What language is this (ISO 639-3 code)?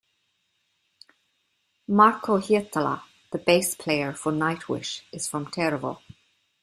eng